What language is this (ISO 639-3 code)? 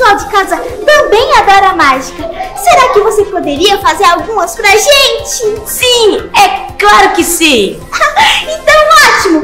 por